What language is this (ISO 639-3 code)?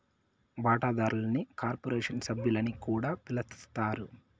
tel